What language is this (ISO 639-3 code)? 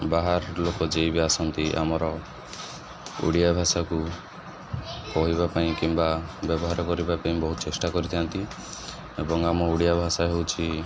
ori